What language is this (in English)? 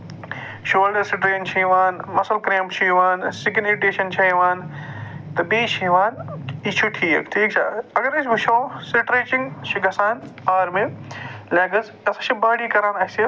Kashmiri